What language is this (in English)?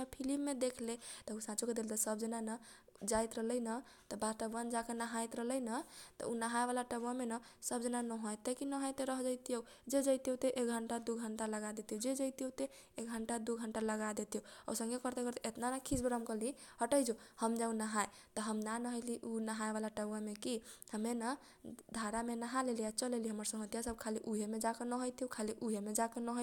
Kochila Tharu